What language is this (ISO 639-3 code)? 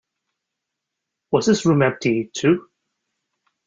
eng